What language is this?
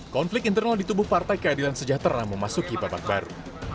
Indonesian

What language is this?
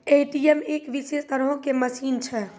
Maithili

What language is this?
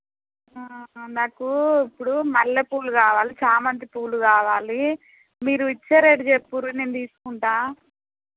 Telugu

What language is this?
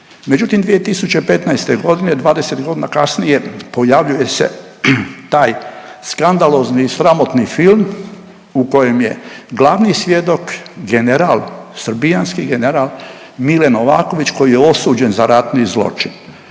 Croatian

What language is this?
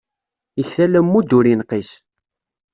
Kabyle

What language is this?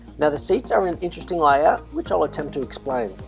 English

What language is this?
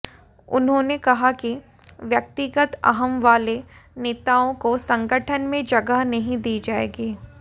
Hindi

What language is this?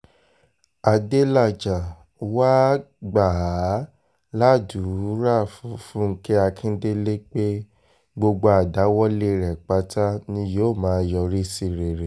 Yoruba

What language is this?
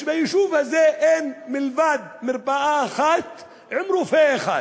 Hebrew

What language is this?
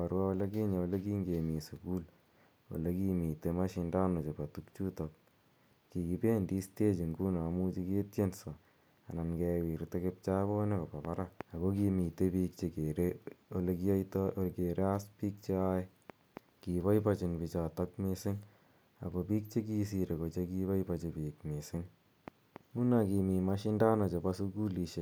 Kalenjin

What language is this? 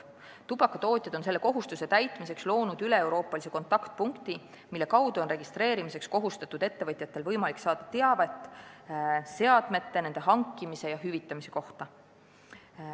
Estonian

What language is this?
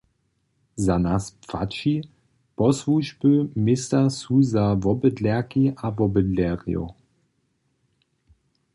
Upper Sorbian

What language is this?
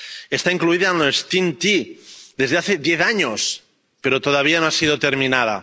Spanish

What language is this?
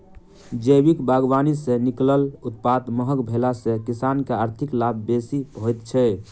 Maithili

